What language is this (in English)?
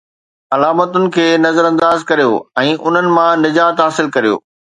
Sindhi